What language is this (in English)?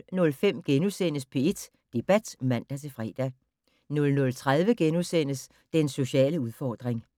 Danish